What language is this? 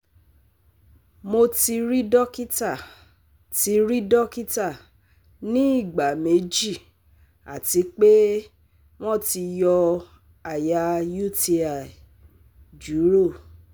Yoruba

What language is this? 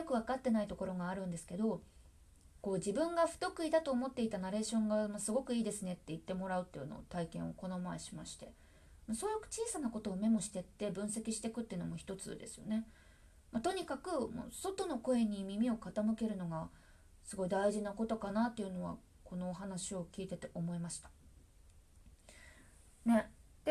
Japanese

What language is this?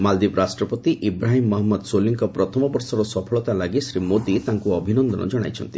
Odia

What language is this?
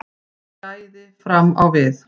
Icelandic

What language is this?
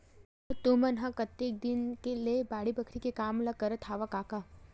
Chhattisgarhi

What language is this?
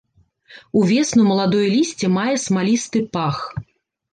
Belarusian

